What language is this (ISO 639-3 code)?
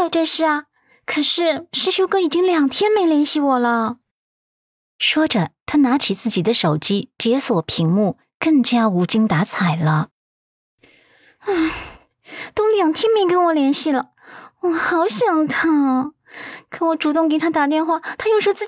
zho